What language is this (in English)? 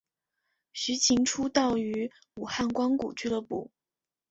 Chinese